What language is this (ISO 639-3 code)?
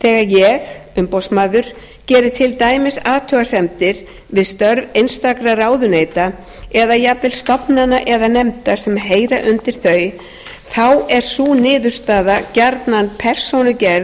isl